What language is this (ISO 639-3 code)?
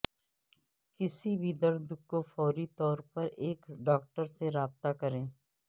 urd